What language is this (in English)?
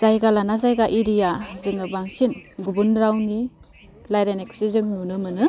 Bodo